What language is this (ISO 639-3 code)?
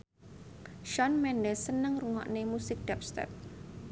jav